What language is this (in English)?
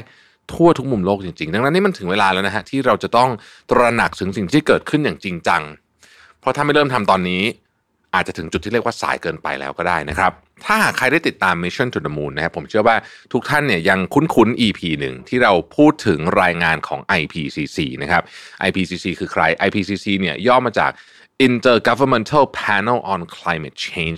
Thai